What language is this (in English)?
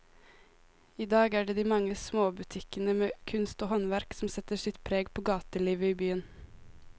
Norwegian